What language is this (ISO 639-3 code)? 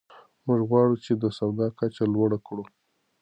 pus